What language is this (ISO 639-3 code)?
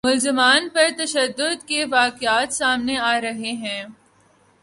urd